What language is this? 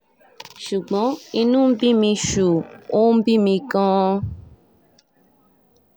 Yoruba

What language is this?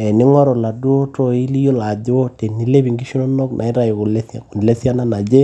Masai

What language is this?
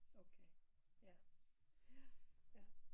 Danish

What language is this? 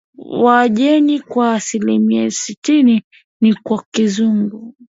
Swahili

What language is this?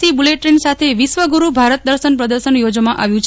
Gujarati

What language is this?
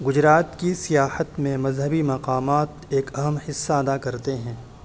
Urdu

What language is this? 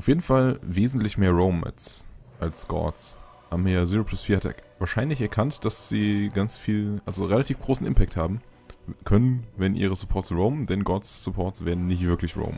German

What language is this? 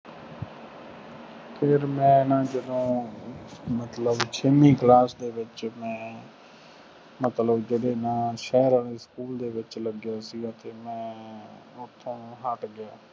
Punjabi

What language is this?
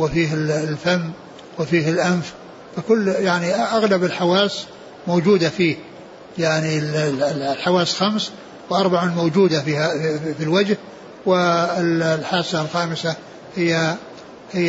Arabic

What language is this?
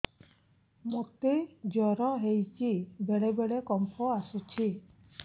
Odia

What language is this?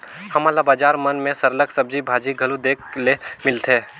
Chhattisgarhi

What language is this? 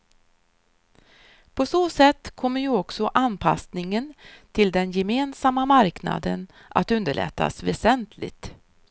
Swedish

